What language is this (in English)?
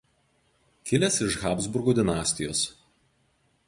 Lithuanian